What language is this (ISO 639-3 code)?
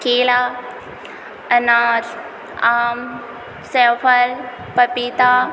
hin